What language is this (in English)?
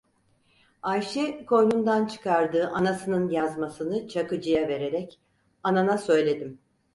Turkish